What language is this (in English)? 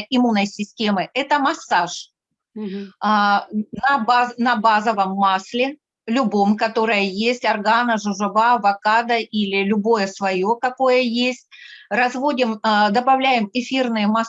Russian